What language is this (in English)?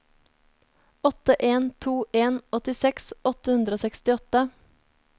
Norwegian